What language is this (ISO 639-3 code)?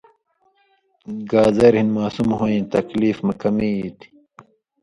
mvy